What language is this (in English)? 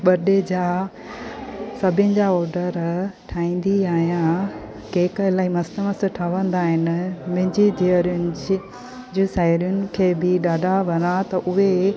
Sindhi